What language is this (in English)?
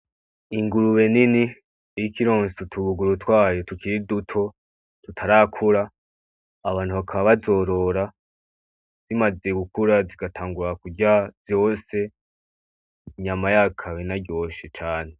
Rundi